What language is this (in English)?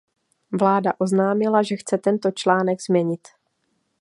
Czech